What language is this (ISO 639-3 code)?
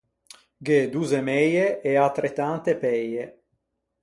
lij